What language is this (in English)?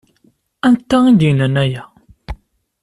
Kabyle